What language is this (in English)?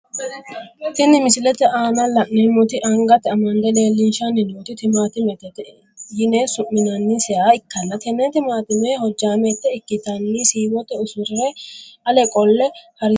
Sidamo